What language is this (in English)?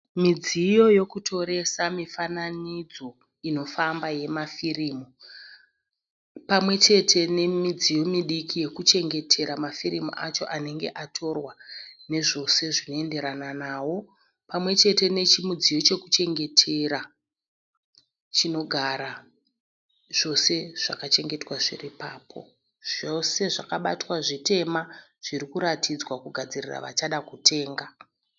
Shona